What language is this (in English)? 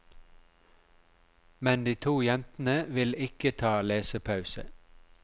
Norwegian